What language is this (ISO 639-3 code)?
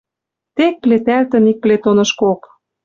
mrj